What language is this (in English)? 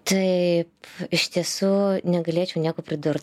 Lithuanian